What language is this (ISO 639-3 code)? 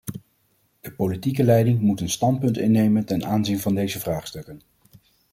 nld